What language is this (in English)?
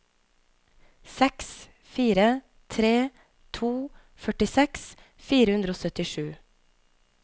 Norwegian